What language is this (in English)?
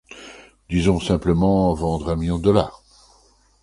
French